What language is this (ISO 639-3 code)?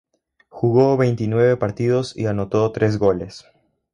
spa